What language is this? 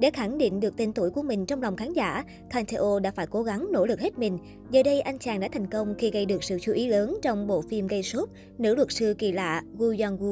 Vietnamese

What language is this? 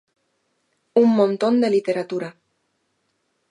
Galician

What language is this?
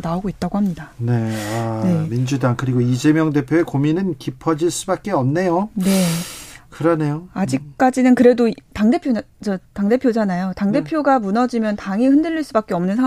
Korean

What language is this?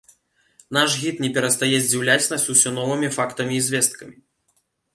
Belarusian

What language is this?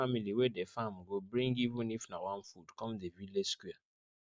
Nigerian Pidgin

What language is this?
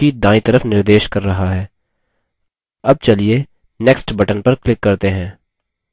Hindi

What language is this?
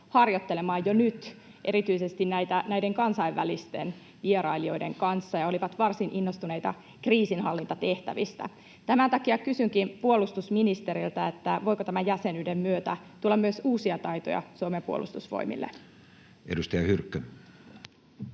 Finnish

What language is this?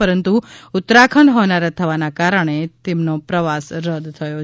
Gujarati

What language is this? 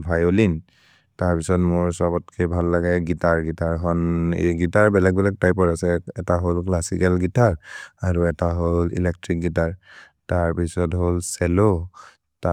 Maria (India)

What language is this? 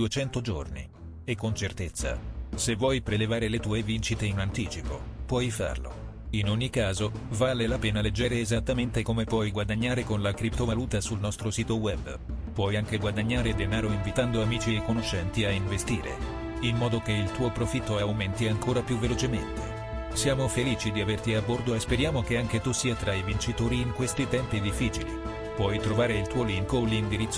Italian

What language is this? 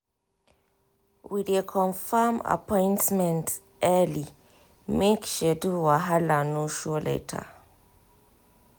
Nigerian Pidgin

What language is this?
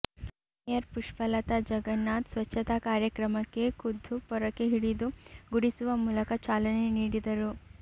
Kannada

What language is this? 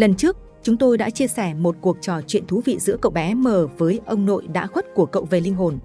Vietnamese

